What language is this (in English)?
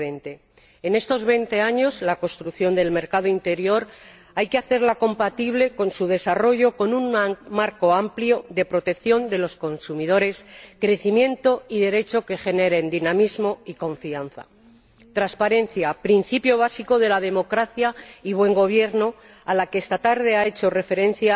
Spanish